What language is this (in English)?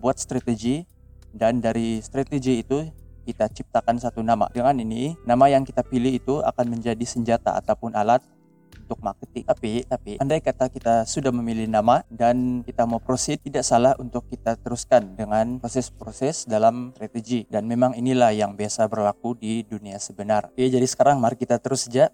Malay